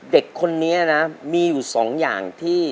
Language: Thai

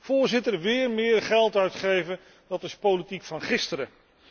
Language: Dutch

